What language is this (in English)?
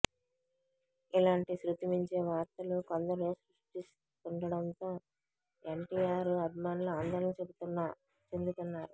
Telugu